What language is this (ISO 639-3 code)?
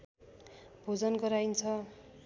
nep